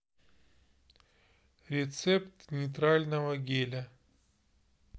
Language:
Russian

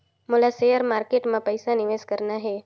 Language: Chhattisgarhi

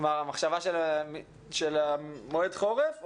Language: Hebrew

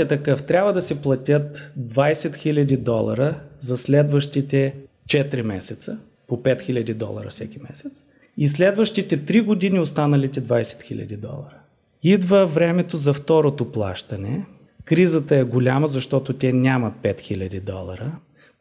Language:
Bulgarian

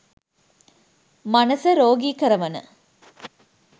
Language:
Sinhala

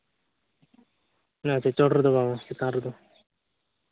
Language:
Santali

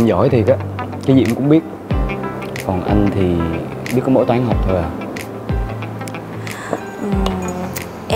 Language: Vietnamese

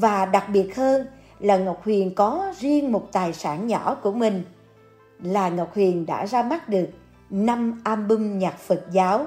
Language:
Vietnamese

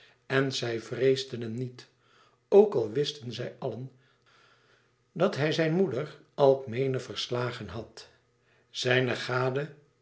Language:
Dutch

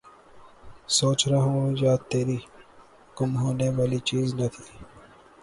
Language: Urdu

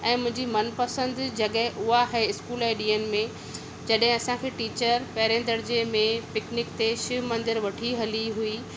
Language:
Sindhi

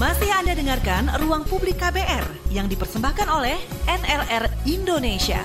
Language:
Indonesian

